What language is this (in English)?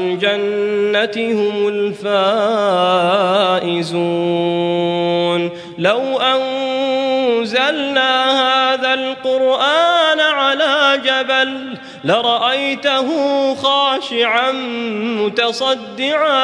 Arabic